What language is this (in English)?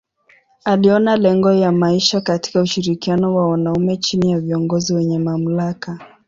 Swahili